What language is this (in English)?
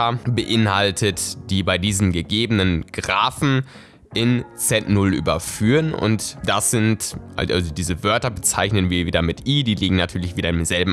German